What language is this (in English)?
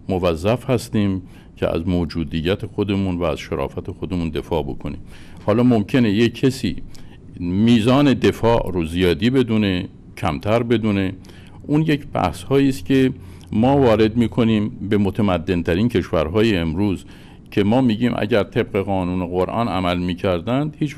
Persian